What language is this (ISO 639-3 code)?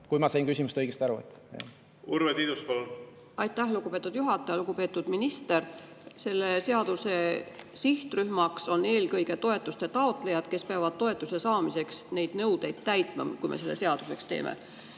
est